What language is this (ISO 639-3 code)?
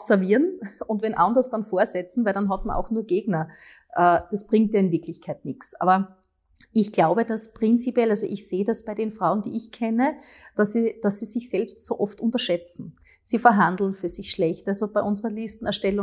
deu